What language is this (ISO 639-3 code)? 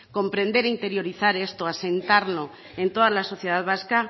spa